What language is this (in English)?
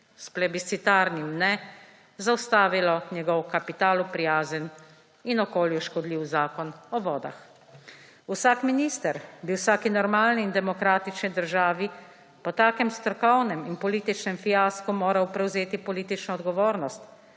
Slovenian